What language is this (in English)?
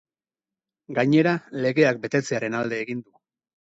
Basque